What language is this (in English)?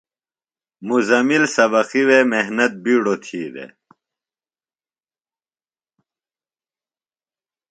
Phalura